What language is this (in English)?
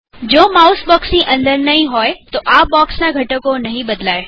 Gujarati